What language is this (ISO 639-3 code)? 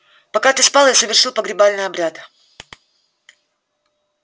rus